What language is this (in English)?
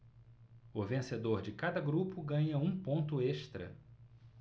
Portuguese